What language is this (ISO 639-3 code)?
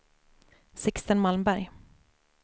swe